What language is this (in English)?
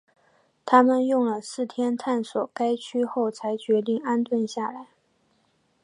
Chinese